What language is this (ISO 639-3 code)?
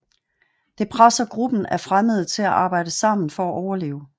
dan